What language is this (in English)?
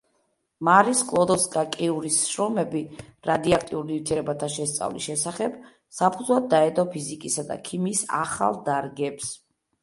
Georgian